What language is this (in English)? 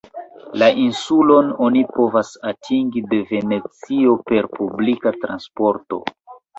Esperanto